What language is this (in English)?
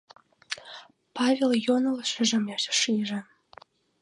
Mari